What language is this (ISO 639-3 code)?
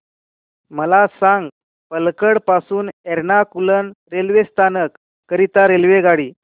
mar